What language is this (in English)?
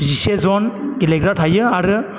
Bodo